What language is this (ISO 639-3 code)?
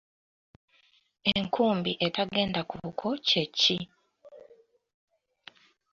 lug